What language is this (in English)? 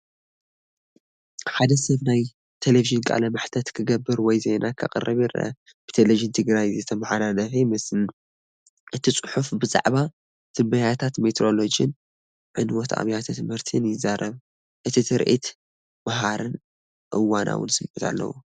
Tigrinya